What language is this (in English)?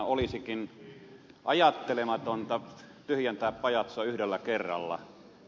Finnish